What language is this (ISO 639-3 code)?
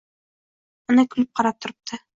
uzb